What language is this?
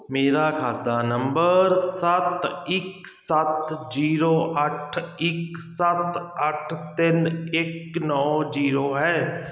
Punjabi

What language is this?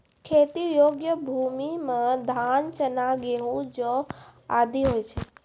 Maithili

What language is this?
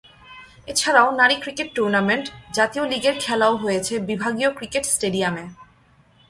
Bangla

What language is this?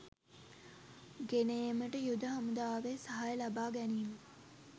Sinhala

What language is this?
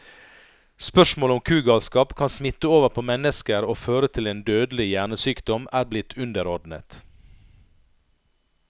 Norwegian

